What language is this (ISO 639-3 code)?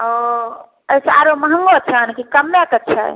mai